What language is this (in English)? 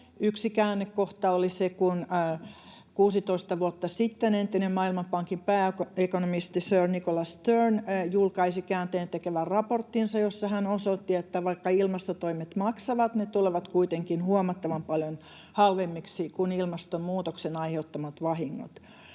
Finnish